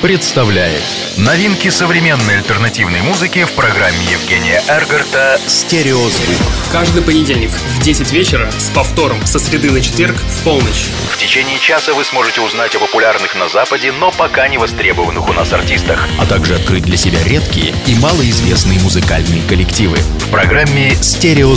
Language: Russian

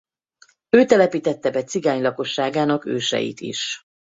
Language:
Hungarian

